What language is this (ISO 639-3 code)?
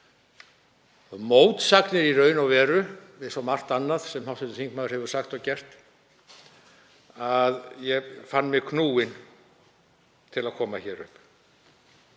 isl